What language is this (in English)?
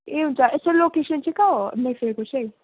Nepali